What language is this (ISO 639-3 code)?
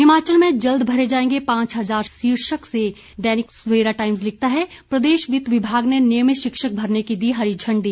hin